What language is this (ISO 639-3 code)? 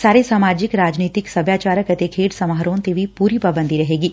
pan